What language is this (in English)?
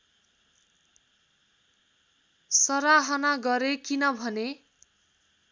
Nepali